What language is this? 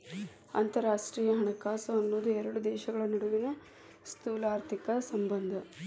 Kannada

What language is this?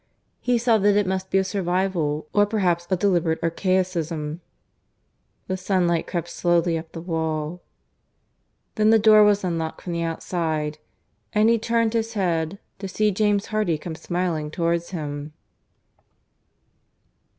English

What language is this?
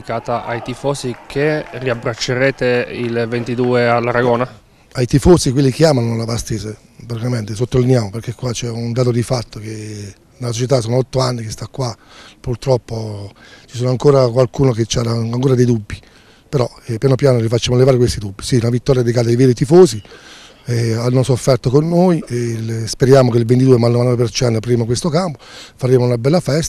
Italian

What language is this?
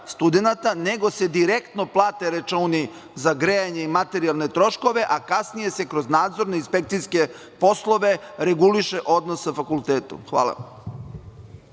Serbian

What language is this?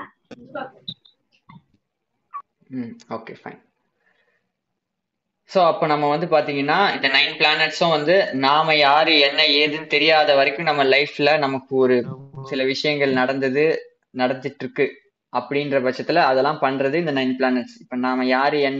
Tamil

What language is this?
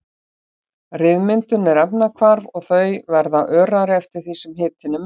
Icelandic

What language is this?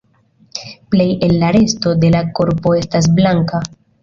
Esperanto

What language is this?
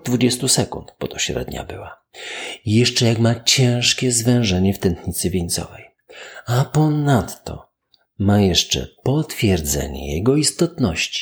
Polish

